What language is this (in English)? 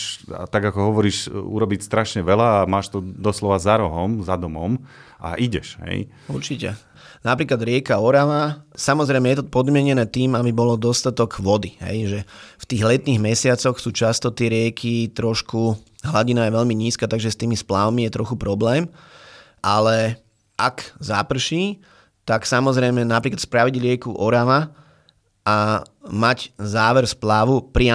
Slovak